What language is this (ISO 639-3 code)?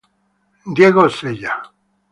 ita